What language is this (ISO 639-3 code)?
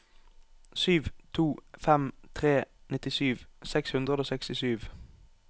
nor